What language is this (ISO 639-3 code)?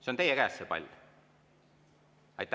est